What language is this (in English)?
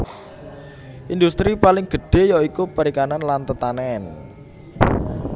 Javanese